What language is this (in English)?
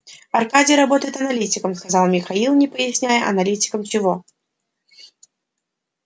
Russian